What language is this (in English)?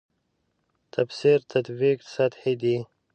Pashto